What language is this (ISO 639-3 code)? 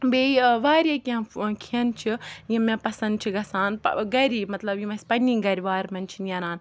kas